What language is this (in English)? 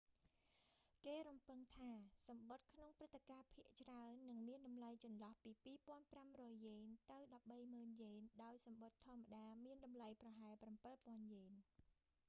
Khmer